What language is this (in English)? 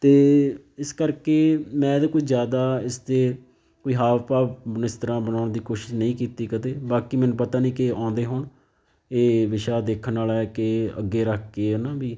Punjabi